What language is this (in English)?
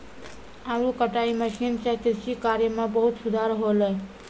Maithili